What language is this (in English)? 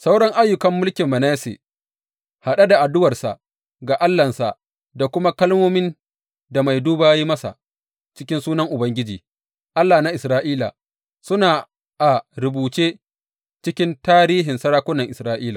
Hausa